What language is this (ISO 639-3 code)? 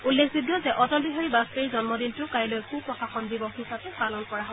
asm